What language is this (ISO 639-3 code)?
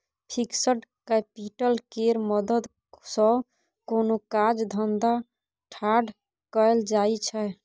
mai